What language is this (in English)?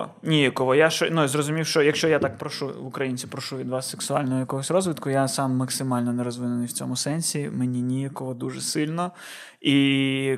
Ukrainian